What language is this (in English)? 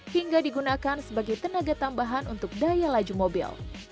Indonesian